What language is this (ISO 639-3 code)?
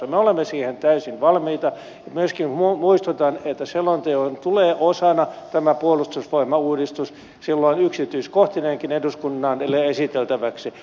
fin